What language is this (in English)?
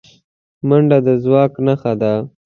Pashto